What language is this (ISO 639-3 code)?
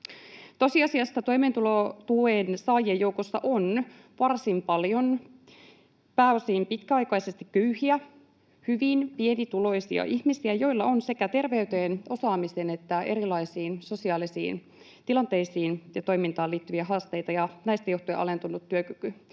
fin